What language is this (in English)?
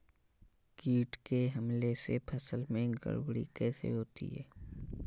Hindi